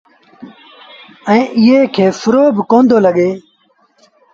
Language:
Sindhi Bhil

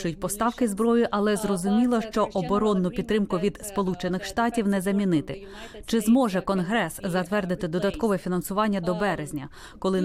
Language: Ukrainian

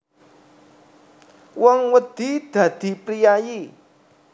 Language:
Javanese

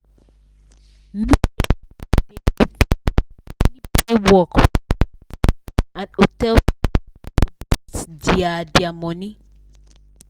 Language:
Nigerian Pidgin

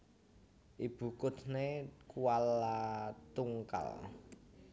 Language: Javanese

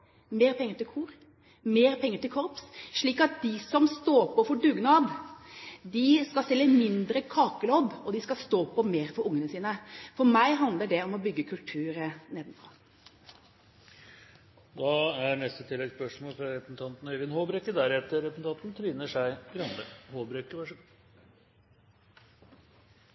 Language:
Norwegian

